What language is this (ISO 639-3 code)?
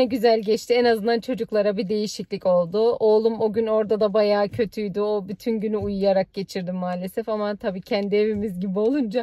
tur